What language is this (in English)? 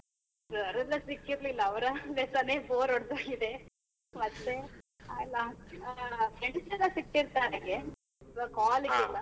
Kannada